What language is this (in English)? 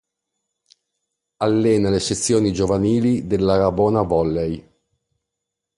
Italian